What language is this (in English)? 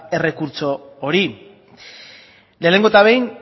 Basque